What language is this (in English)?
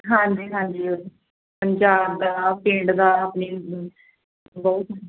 Punjabi